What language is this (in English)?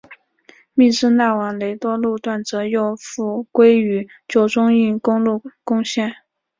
Chinese